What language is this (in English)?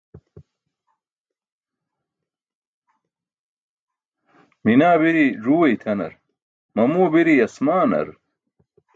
Burushaski